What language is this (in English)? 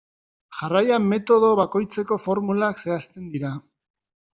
Basque